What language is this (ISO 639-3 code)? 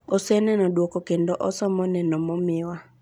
luo